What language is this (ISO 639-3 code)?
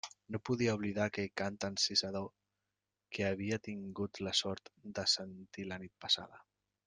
cat